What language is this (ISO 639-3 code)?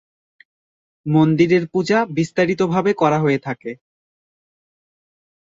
ben